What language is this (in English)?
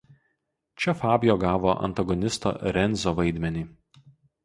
Lithuanian